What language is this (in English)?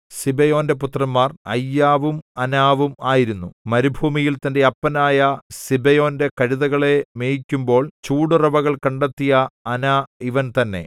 Malayalam